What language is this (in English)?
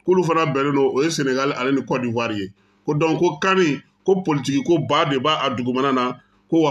French